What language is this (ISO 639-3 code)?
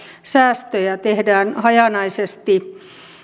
fin